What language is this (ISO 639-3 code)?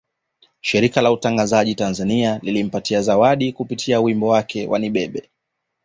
swa